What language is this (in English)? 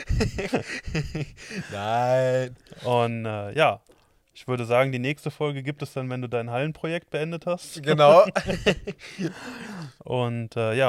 German